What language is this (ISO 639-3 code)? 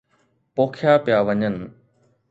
snd